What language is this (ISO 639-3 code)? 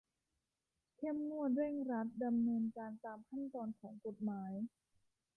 tha